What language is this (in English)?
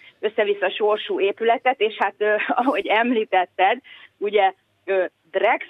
Hungarian